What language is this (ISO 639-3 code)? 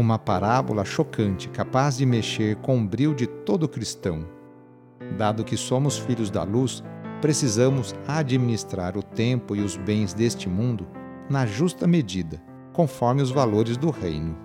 por